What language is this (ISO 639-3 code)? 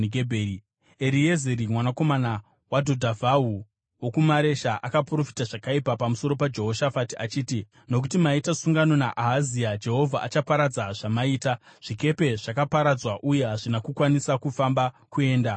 sna